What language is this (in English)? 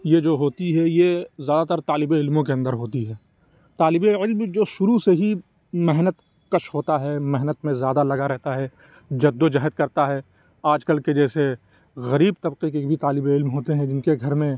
Urdu